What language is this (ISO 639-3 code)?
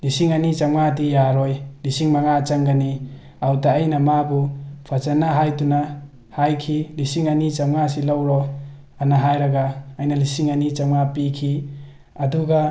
mni